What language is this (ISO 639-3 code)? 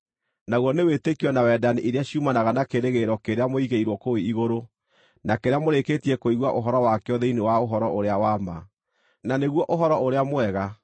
kik